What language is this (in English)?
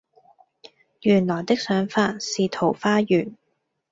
Cantonese